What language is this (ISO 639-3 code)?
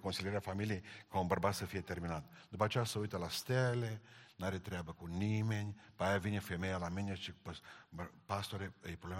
ron